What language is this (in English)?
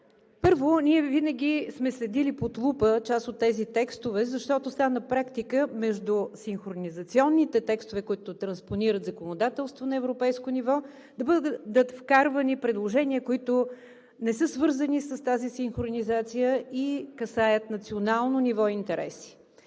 Bulgarian